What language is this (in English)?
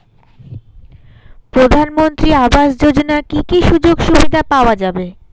Bangla